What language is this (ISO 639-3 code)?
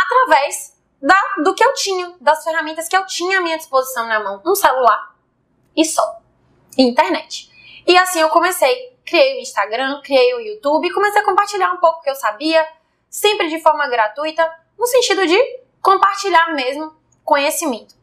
por